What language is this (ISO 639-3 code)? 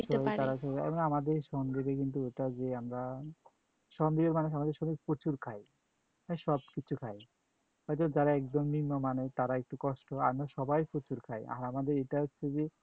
ben